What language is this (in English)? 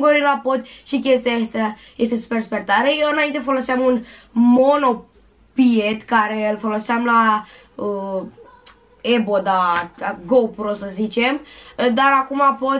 Romanian